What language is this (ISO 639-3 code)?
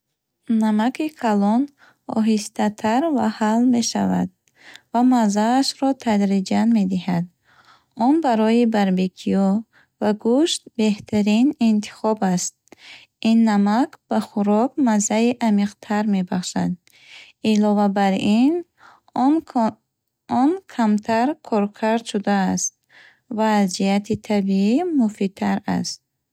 bhh